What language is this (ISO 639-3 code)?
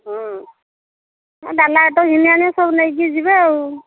ori